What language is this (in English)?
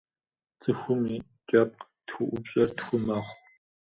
Kabardian